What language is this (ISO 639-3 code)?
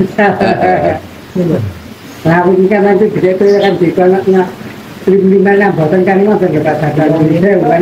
ind